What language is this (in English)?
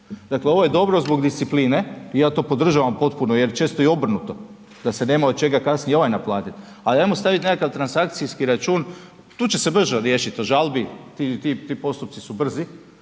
Croatian